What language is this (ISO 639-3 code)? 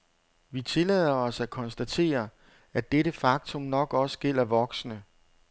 dan